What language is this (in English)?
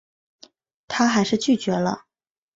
Chinese